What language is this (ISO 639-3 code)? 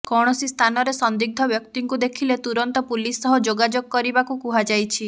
ori